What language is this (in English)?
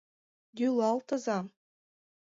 Mari